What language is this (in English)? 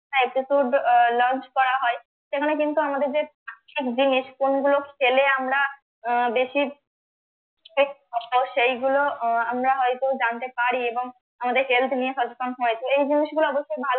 Bangla